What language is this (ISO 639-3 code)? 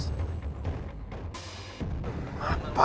ind